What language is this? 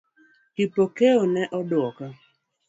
Luo (Kenya and Tanzania)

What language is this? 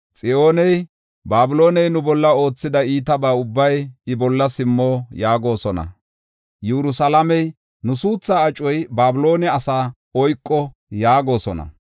Gofa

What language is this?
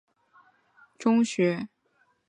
Chinese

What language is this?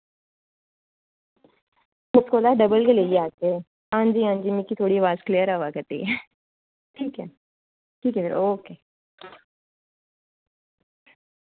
Dogri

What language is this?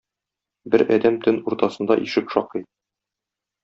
Tatar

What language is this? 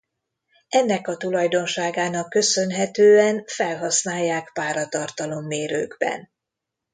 Hungarian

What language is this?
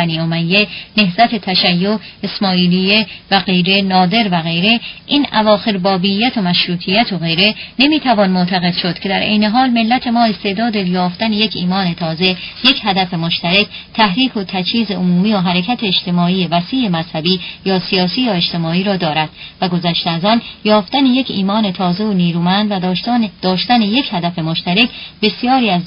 Persian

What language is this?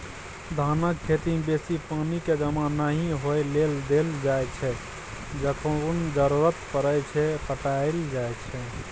Maithili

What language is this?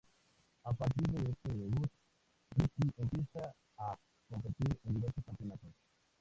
Spanish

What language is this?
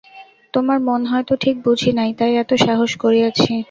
Bangla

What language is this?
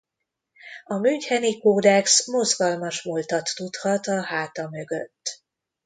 Hungarian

